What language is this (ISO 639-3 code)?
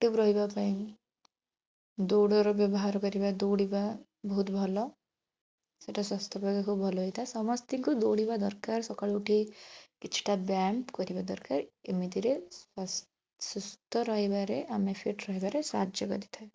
ori